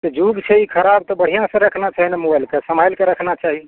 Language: Maithili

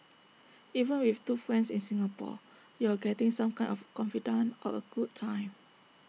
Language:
English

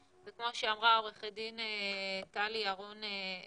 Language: Hebrew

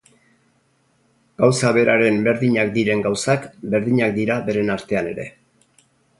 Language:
Basque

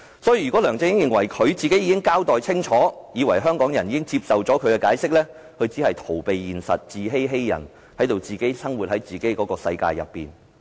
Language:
Cantonese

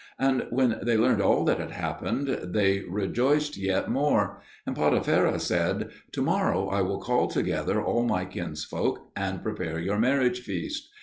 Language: English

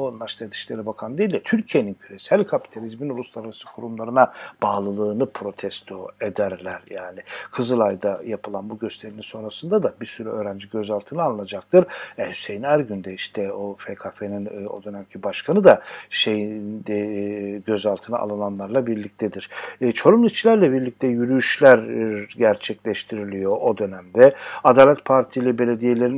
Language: Turkish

